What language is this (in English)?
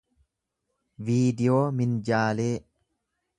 Oromo